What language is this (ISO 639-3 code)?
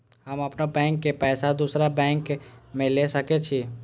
mai